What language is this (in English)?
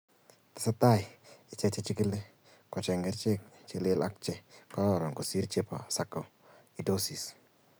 Kalenjin